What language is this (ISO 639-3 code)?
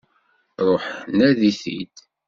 kab